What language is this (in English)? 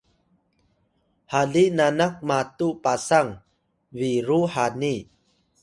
Atayal